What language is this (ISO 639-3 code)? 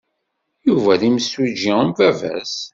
kab